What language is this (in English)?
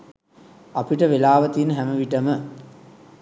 Sinhala